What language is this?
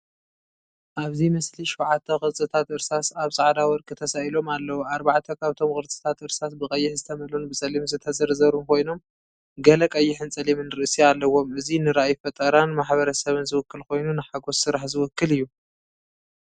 Tigrinya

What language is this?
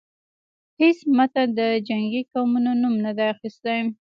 Pashto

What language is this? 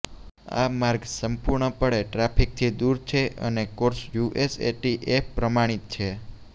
Gujarati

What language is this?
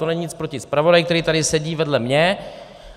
Czech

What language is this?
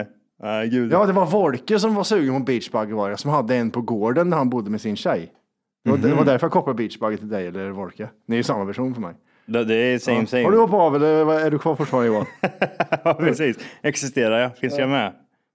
Swedish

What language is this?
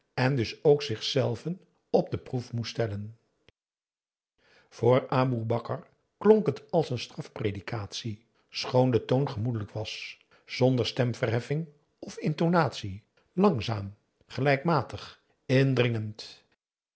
Dutch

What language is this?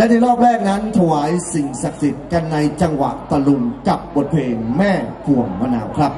Thai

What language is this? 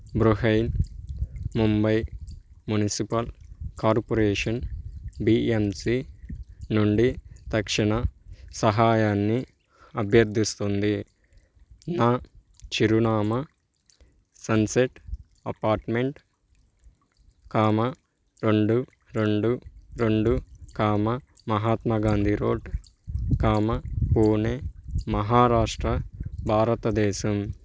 Telugu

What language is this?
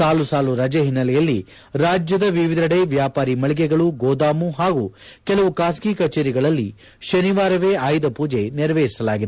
Kannada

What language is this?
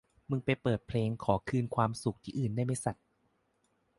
Thai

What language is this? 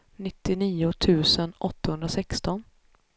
Swedish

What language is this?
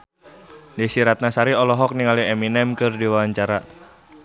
Sundanese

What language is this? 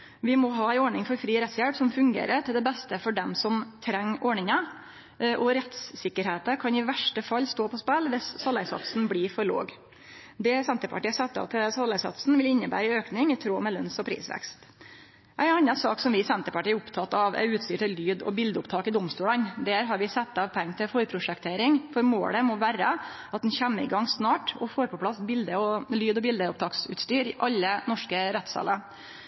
Norwegian Nynorsk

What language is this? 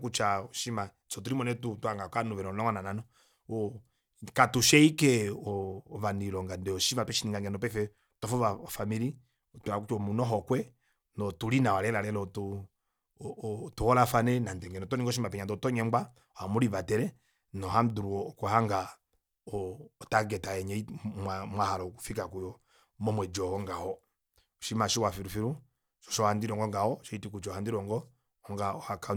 Kuanyama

